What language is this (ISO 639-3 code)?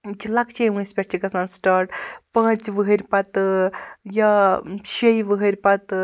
kas